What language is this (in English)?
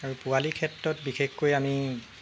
Assamese